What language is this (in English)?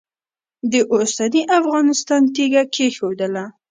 Pashto